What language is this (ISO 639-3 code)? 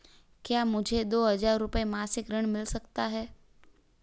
hin